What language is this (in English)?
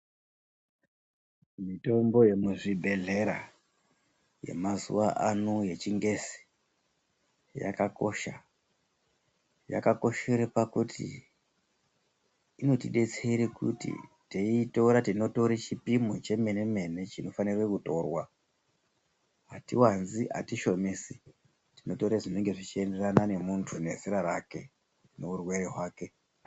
Ndau